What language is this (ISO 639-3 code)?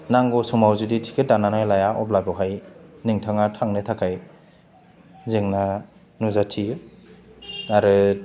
brx